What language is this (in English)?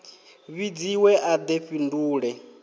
Venda